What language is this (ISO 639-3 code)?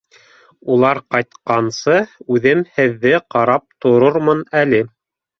bak